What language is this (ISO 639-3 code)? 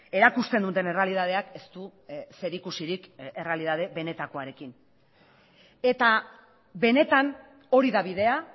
eus